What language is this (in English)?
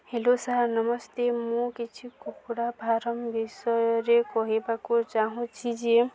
Odia